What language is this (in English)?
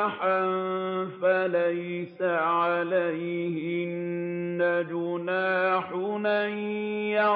Arabic